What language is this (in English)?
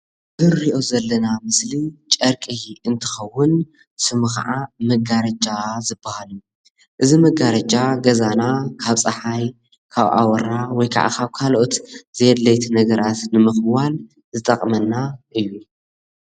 Tigrinya